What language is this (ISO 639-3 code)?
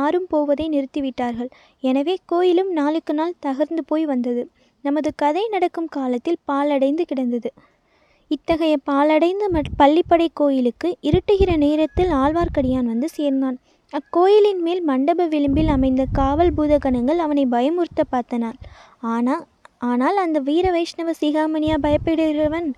tam